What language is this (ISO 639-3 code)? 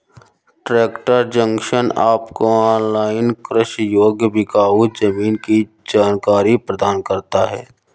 hin